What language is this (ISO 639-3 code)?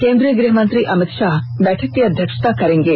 hin